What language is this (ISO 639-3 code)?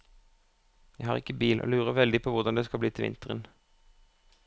nor